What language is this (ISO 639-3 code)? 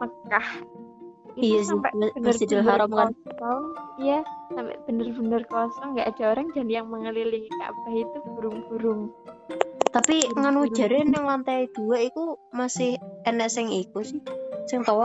ind